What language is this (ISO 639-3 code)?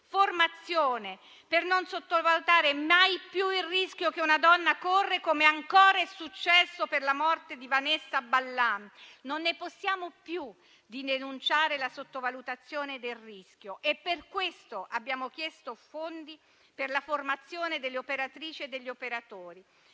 ita